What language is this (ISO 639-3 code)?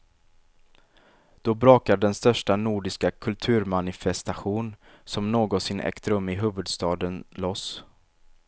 swe